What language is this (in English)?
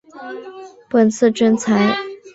Chinese